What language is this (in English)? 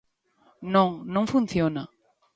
Galician